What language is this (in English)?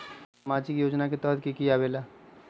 Magahi